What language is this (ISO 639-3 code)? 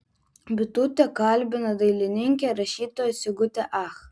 lit